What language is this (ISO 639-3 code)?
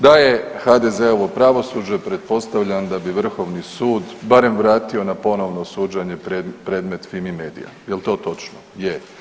hrv